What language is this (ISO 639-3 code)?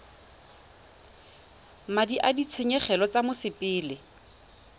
tsn